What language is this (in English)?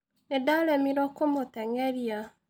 Kikuyu